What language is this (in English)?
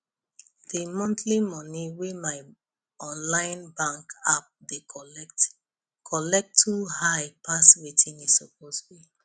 Nigerian Pidgin